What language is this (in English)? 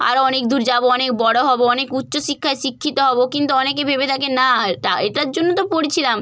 Bangla